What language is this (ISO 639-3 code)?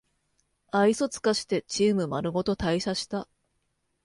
jpn